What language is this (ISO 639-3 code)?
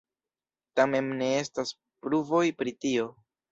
epo